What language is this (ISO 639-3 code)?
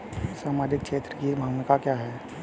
hin